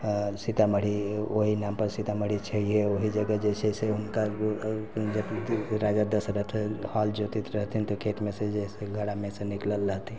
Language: Maithili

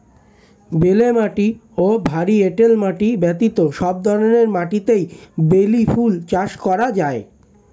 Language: Bangla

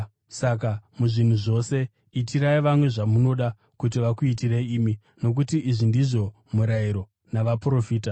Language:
Shona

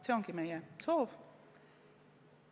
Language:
Estonian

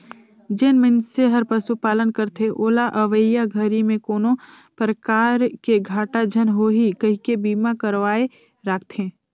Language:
Chhattisgarhi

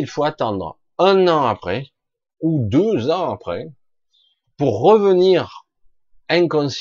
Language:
French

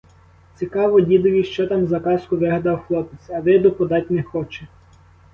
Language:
Ukrainian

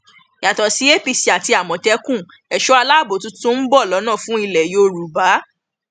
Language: Yoruba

